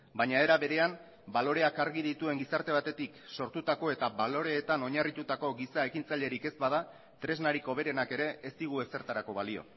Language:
Basque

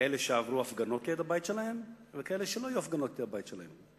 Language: Hebrew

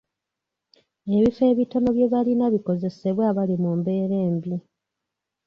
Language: Ganda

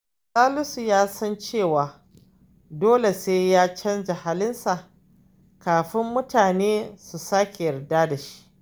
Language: Hausa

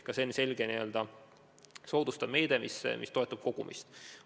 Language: Estonian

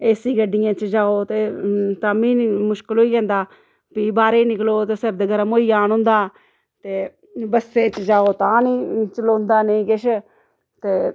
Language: Dogri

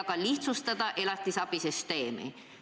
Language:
Estonian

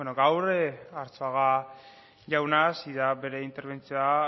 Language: Basque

